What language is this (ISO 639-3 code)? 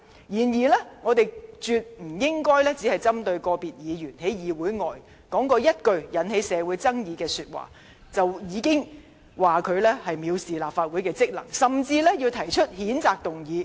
yue